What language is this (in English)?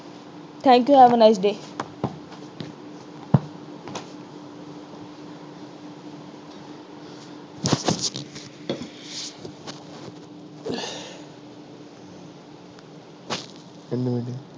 Punjabi